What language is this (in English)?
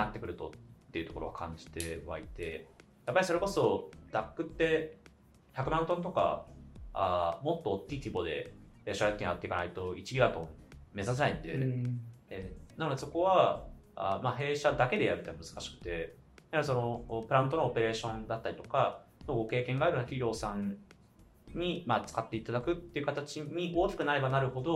Japanese